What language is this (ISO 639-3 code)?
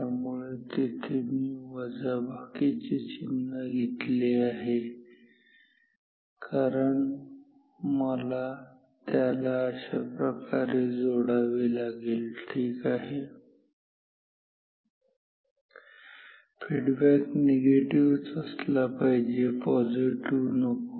mar